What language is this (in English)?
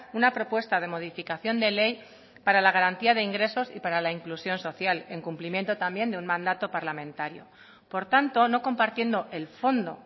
Spanish